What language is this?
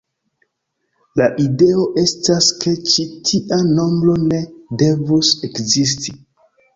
Esperanto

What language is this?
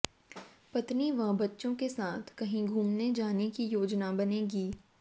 Hindi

